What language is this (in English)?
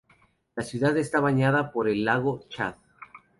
Spanish